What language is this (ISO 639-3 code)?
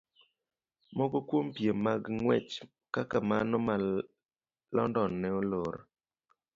luo